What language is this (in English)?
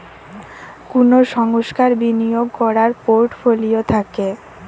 Bangla